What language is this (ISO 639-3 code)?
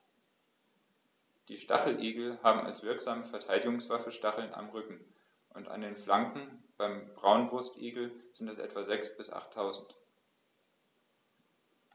deu